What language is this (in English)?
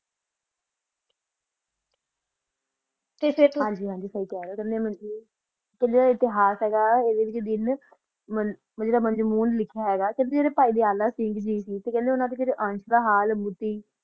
Punjabi